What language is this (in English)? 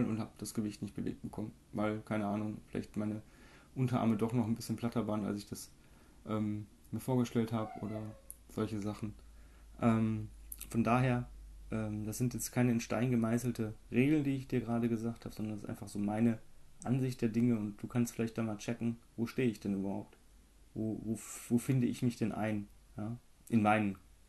German